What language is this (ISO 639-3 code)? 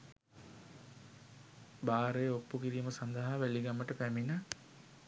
sin